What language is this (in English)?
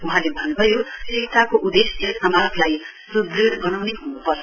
Nepali